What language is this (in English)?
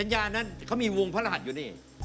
Thai